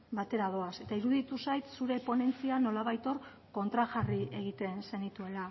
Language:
Basque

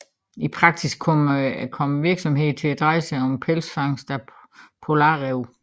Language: Danish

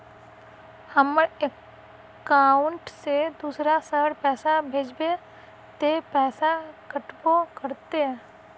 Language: Magahi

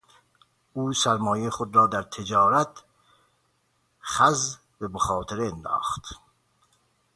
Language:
Persian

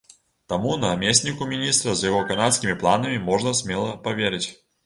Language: Belarusian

